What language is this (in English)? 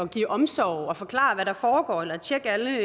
Danish